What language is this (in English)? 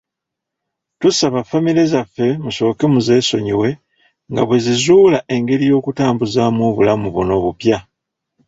Ganda